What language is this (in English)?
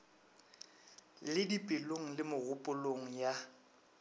Northern Sotho